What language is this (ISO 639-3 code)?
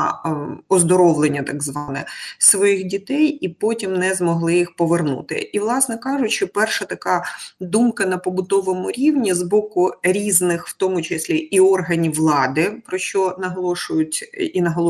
ukr